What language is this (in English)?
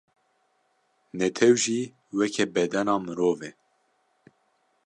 Kurdish